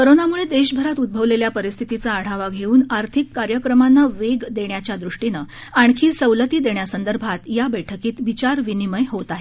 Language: Marathi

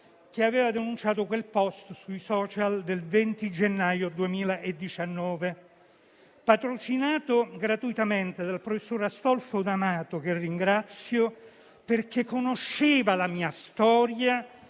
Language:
Italian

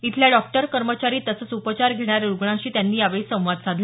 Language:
Marathi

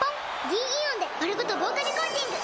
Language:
Japanese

